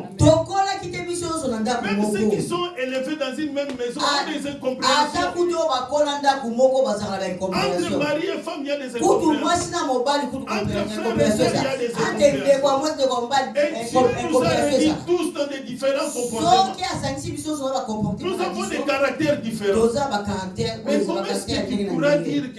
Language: French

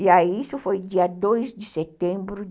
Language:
Portuguese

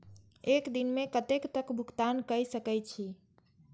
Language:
Maithili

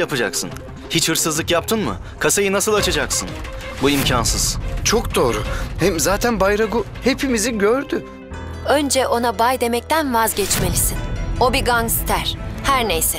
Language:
Turkish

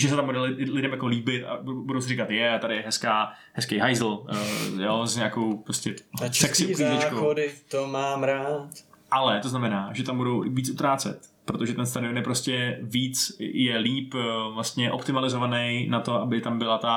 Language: Czech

